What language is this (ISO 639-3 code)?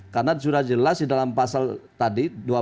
ind